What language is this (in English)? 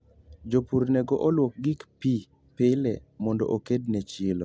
Luo (Kenya and Tanzania)